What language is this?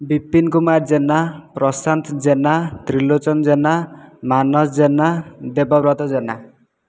Odia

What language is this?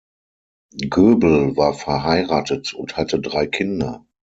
German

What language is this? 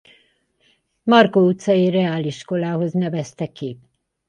Hungarian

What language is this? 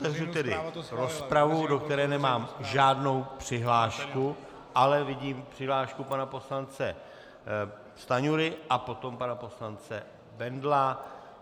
Czech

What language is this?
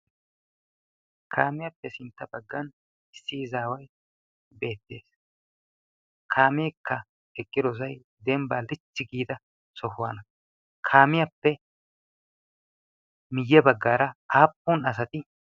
Wolaytta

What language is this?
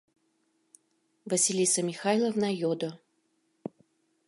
Mari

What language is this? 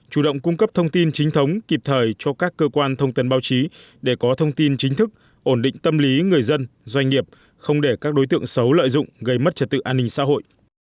Vietnamese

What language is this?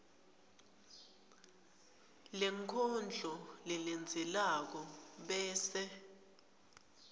Swati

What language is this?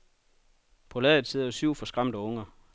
Danish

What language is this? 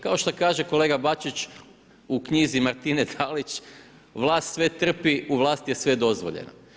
Croatian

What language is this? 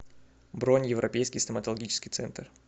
Russian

